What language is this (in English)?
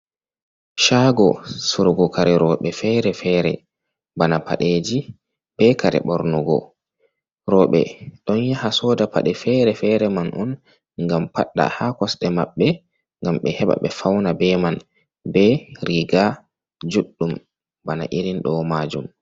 Fula